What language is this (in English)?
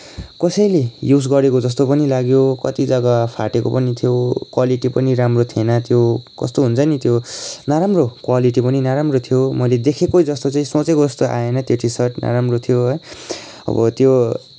Nepali